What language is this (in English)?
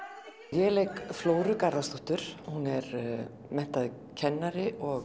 Icelandic